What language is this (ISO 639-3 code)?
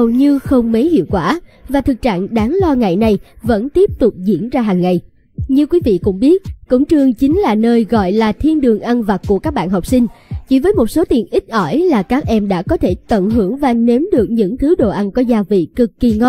vie